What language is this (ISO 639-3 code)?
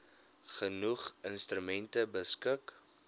afr